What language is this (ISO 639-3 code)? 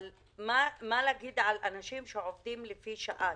heb